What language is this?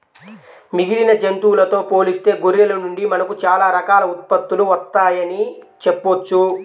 Telugu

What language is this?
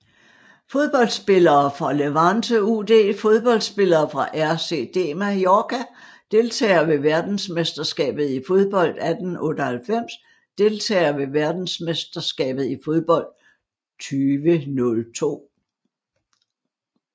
Danish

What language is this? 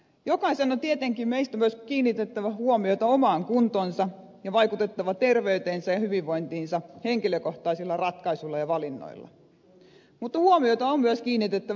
Finnish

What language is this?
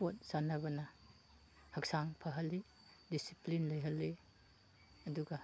Manipuri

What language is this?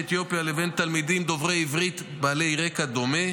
Hebrew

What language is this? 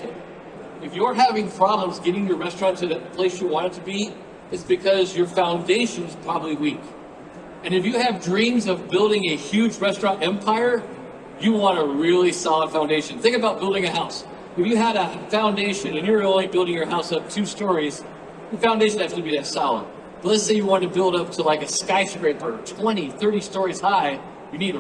Spanish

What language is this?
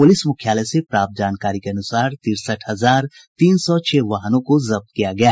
Hindi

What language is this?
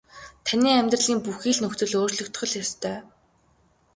Mongolian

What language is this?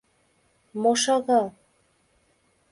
Mari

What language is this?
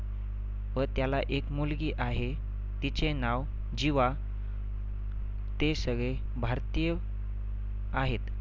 Marathi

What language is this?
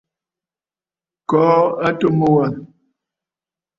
Bafut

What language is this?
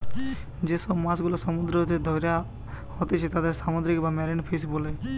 Bangla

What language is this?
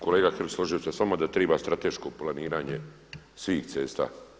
Croatian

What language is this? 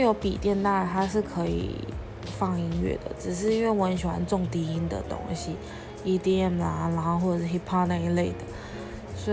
Chinese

